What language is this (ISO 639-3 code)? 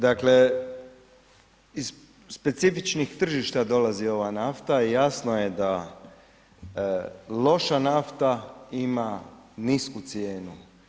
hrv